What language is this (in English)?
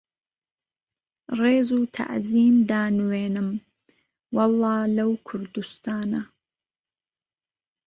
Central Kurdish